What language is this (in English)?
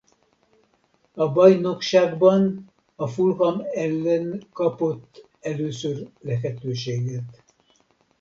Hungarian